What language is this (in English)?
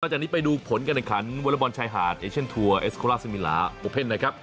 Thai